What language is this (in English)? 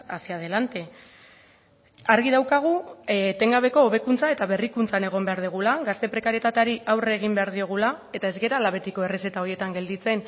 Basque